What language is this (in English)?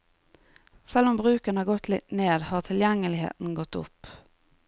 Norwegian